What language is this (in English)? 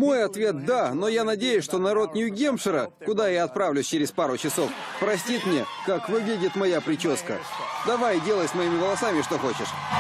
Russian